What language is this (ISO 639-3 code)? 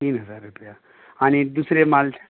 kok